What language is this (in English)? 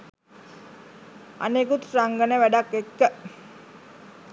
Sinhala